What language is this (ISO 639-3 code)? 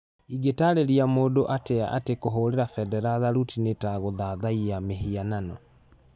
kik